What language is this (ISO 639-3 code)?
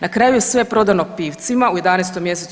hrv